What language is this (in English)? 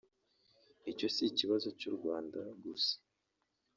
Kinyarwanda